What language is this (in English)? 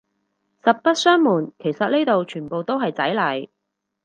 Cantonese